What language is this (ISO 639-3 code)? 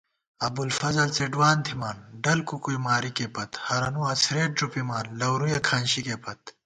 gwt